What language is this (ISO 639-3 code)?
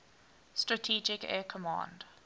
eng